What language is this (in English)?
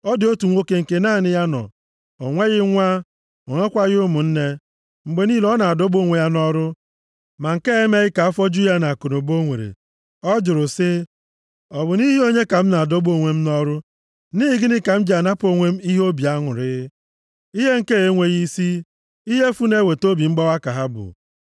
Igbo